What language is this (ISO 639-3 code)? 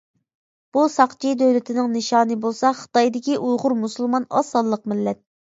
uig